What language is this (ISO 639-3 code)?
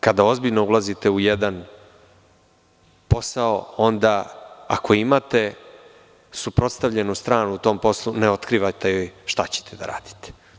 srp